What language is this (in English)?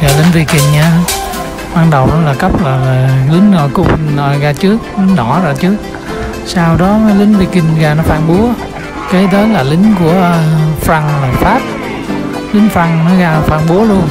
Vietnamese